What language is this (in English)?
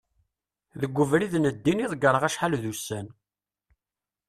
Kabyle